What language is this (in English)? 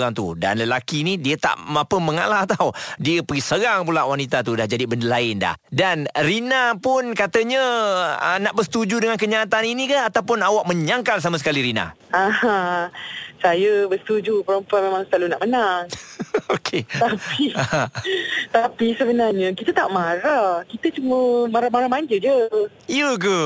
Malay